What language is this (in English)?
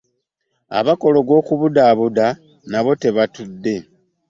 Ganda